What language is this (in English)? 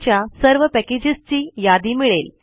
Marathi